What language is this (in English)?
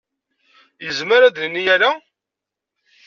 Kabyle